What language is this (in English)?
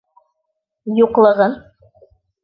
Bashkir